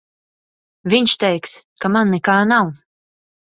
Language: Latvian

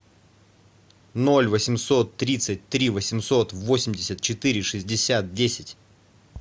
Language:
Russian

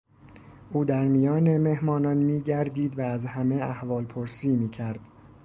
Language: Persian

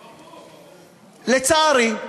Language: Hebrew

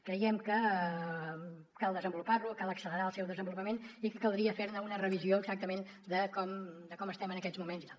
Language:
Catalan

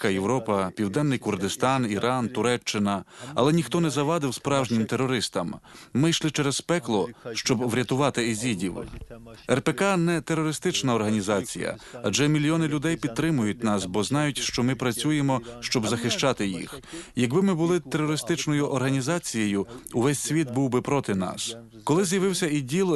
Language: Ukrainian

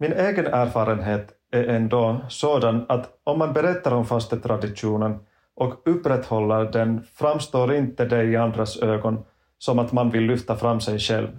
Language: Swedish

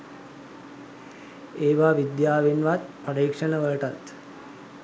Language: Sinhala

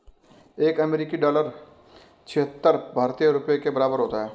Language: Hindi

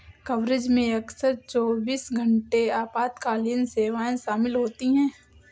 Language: Hindi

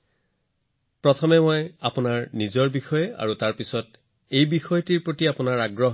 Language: Assamese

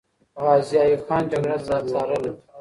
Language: Pashto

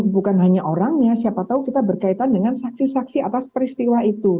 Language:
Indonesian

